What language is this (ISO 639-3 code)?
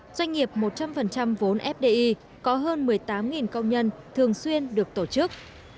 vie